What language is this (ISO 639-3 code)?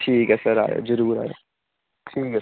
doi